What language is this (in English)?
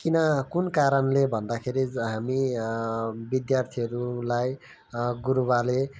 Nepali